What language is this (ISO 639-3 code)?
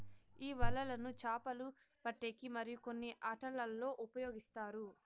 tel